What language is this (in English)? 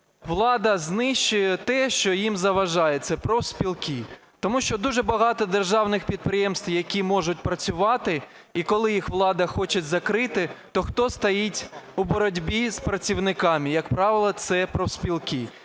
Ukrainian